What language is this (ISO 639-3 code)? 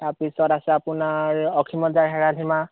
asm